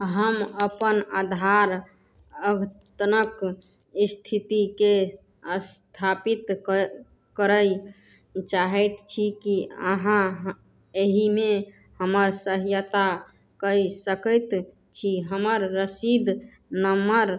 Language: Maithili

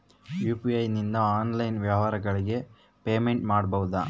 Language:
Kannada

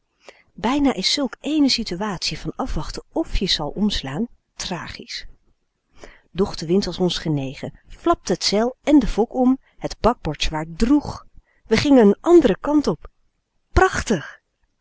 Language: Dutch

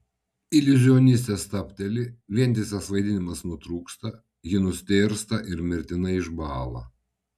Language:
Lithuanian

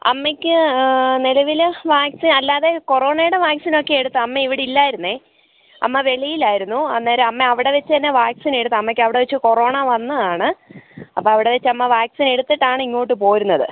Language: Malayalam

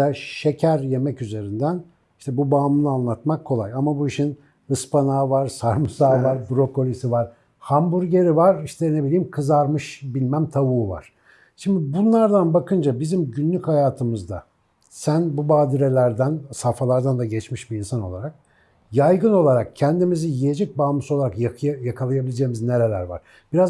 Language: Turkish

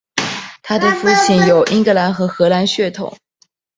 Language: Chinese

